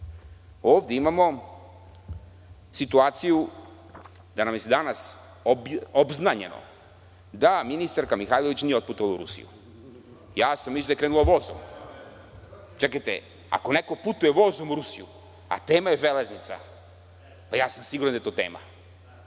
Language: Serbian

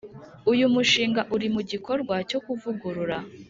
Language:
Kinyarwanda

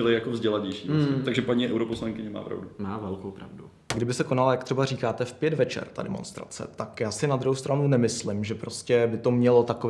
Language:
Czech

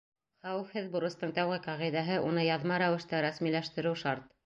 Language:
Bashkir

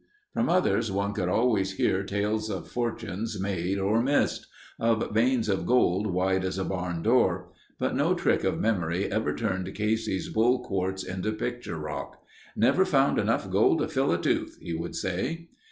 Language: English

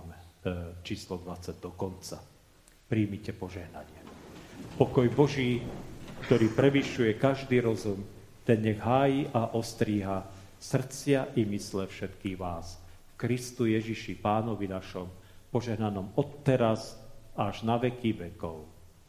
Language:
Slovak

